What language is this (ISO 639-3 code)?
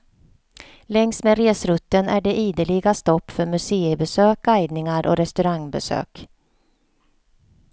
swe